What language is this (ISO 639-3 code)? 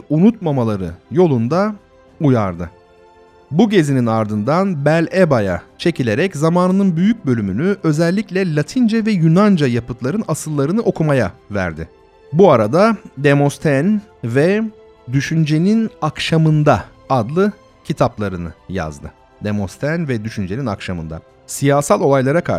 tur